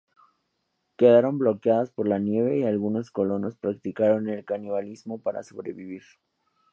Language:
Spanish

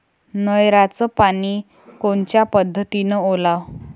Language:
Marathi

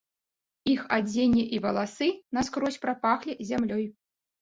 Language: Belarusian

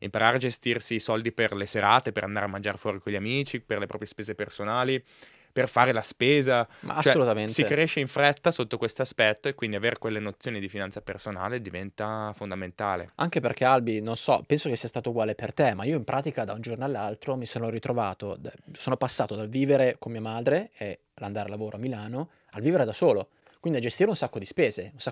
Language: Italian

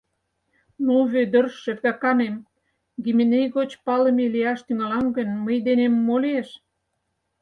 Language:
Mari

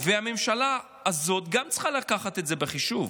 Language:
Hebrew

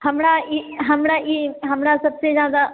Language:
Maithili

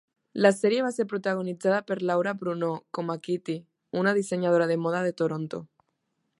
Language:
Catalan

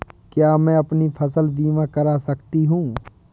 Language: Hindi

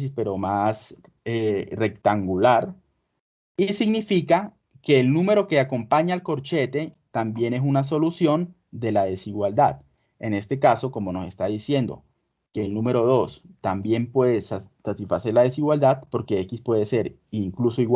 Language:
Spanish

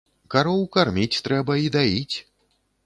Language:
Belarusian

